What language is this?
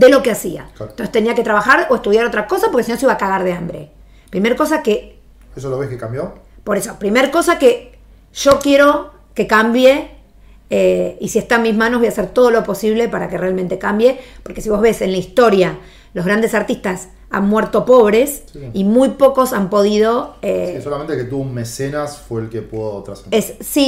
Spanish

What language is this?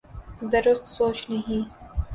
Urdu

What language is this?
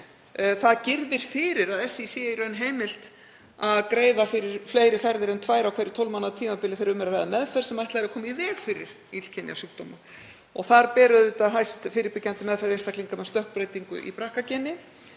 Icelandic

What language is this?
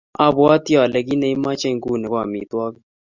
Kalenjin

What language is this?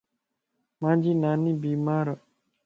Lasi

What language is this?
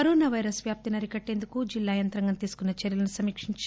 Telugu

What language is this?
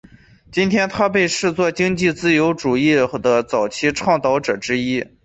Chinese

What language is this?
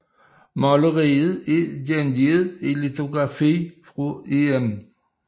Danish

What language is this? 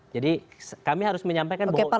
Indonesian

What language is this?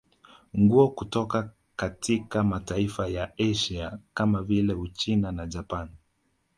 Swahili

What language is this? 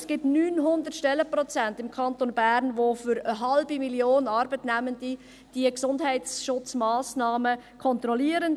Swiss German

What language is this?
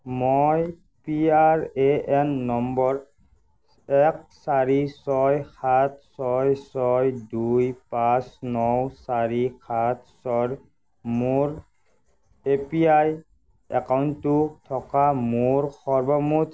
Assamese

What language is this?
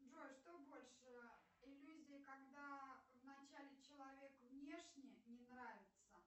Russian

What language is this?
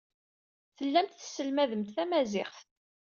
Kabyle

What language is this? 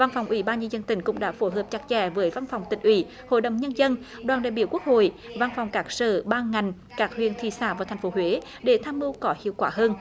Vietnamese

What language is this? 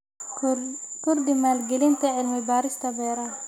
Somali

